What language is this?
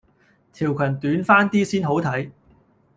Cantonese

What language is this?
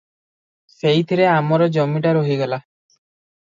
Odia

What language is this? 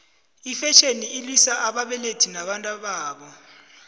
South Ndebele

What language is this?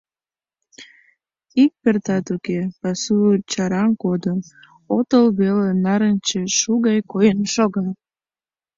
Mari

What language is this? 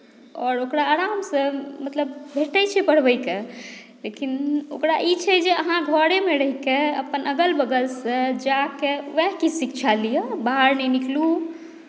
Maithili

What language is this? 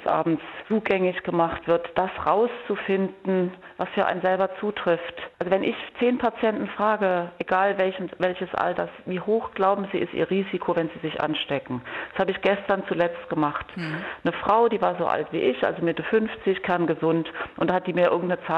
German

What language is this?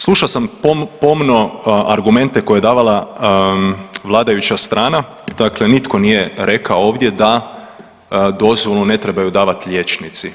Croatian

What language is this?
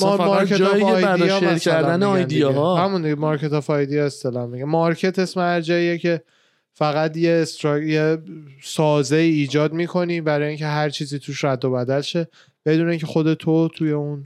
Persian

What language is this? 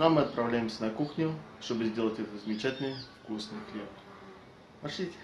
Russian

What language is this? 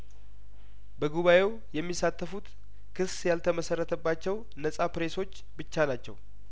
Amharic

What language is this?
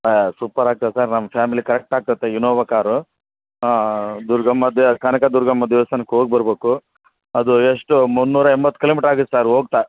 Kannada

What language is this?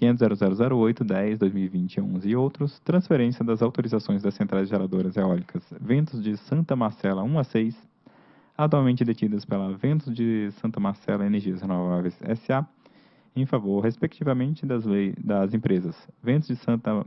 Portuguese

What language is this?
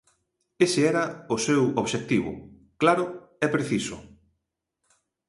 Galician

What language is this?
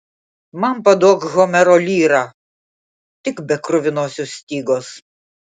Lithuanian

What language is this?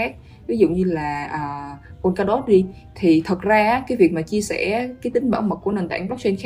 Vietnamese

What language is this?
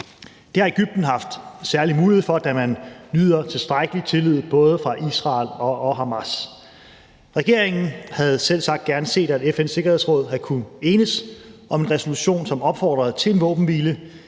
Danish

